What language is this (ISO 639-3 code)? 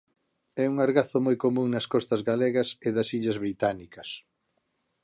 glg